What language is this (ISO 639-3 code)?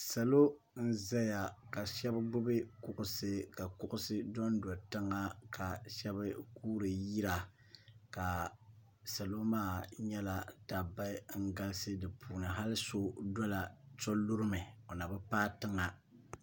dag